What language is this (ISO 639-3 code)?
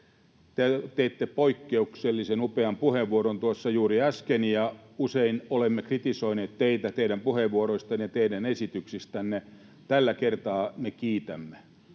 fin